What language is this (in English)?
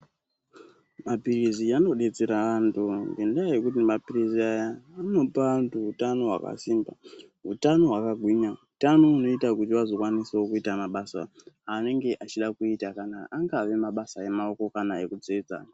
Ndau